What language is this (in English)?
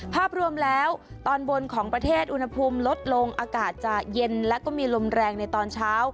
Thai